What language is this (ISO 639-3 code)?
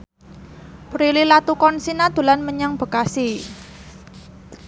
jav